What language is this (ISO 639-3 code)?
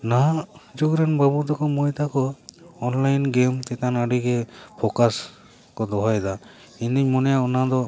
sat